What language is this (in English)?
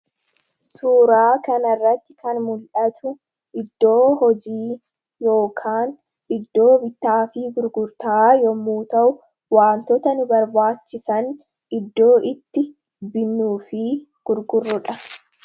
Oromo